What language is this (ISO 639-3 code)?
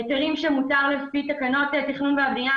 heb